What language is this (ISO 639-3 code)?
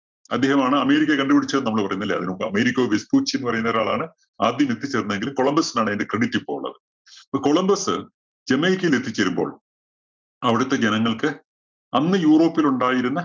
mal